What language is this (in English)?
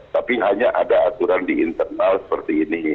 Indonesian